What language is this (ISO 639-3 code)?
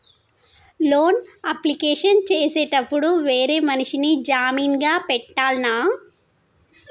tel